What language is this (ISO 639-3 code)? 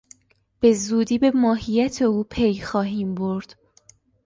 fas